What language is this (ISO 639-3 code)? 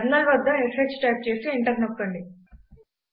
tel